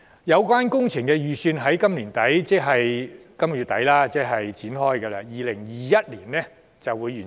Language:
Cantonese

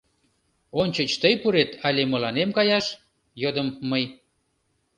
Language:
Mari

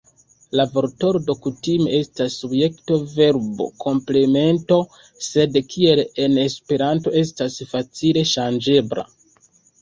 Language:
Esperanto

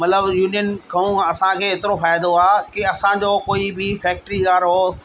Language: Sindhi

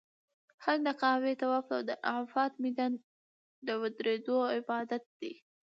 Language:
Pashto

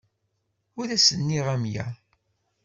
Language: Kabyle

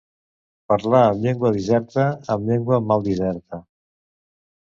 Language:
Catalan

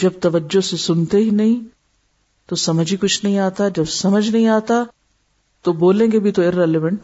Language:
Urdu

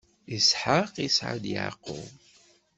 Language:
Kabyle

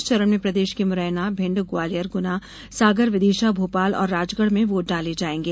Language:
Hindi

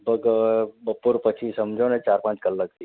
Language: Gujarati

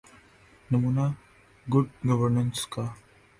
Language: Urdu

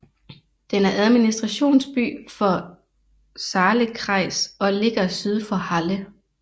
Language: Danish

